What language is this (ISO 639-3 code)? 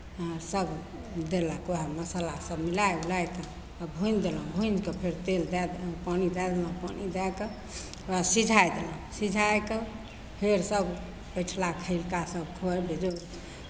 mai